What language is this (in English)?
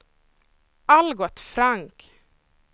Swedish